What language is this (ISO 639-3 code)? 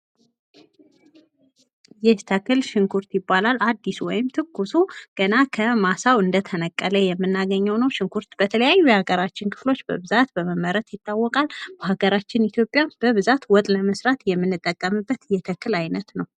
amh